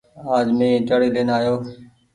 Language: Goaria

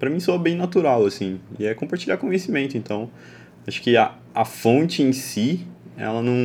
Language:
Portuguese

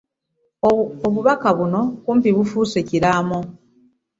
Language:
Ganda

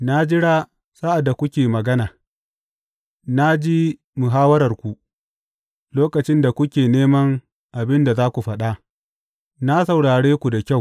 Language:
Hausa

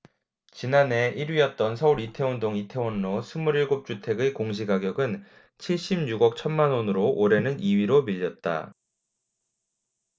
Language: Korean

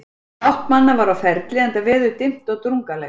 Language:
Icelandic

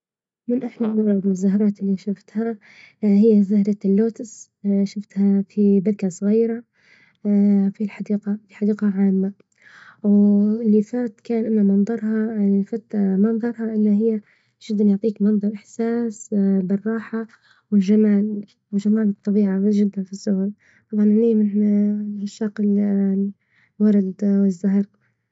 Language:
Libyan Arabic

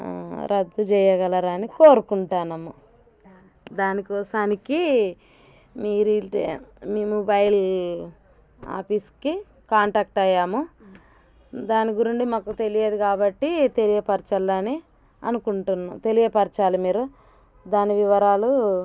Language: Telugu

